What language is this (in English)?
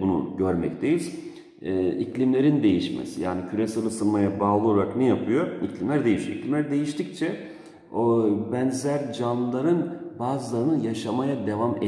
Turkish